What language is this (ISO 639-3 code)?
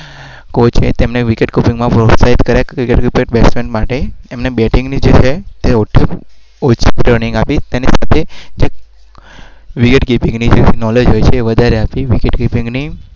guj